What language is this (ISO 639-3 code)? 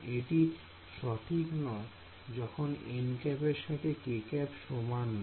ben